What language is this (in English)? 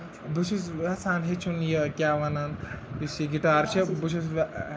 Kashmiri